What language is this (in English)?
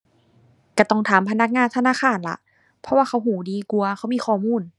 Thai